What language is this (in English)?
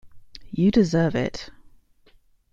English